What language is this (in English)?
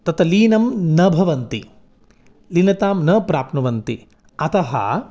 Sanskrit